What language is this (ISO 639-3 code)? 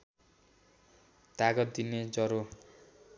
nep